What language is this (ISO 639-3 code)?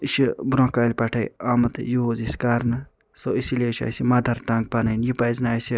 kas